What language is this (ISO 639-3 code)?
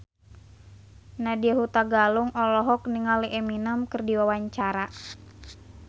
sun